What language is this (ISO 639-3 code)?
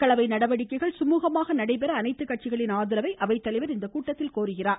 tam